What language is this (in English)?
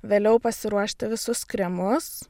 Lithuanian